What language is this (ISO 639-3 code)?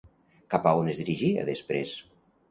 cat